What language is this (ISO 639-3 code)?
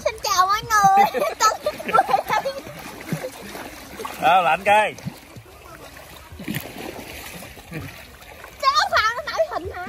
vie